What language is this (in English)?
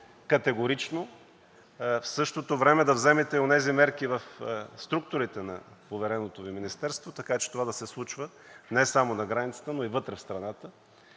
Bulgarian